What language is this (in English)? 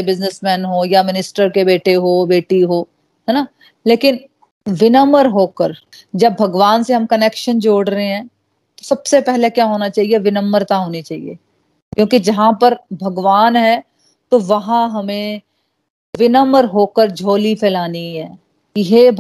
Hindi